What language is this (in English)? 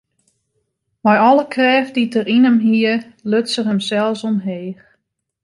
Western Frisian